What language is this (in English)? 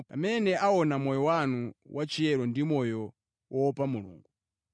Nyanja